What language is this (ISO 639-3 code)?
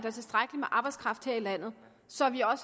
dan